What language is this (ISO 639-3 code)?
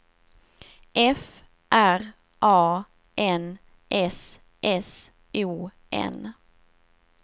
swe